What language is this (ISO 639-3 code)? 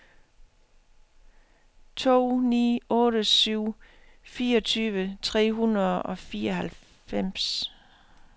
dan